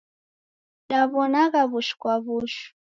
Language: Taita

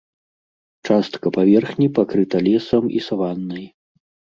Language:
Belarusian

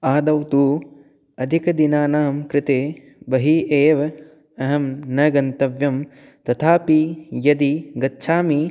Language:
Sanskrit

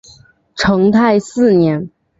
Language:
Chinese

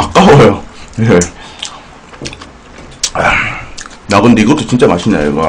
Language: Korean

